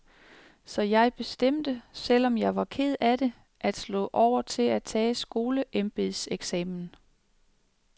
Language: Danish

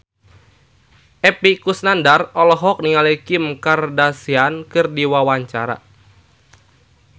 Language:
Sundanese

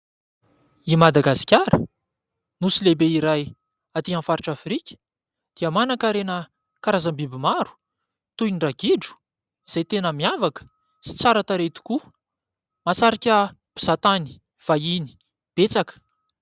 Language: Malagasy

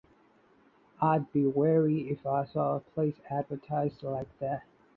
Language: English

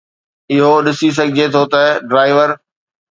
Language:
Sindhi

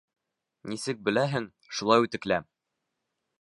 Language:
Bashkir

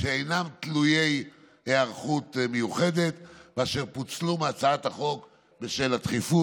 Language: Hebrew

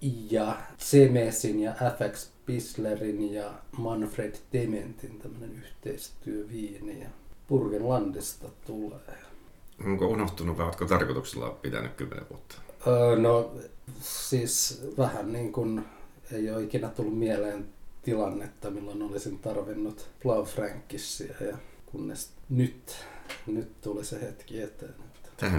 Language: Finnish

